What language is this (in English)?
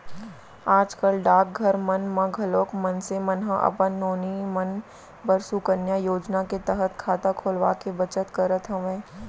Chhattisgarhi